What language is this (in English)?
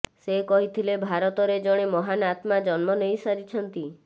Odia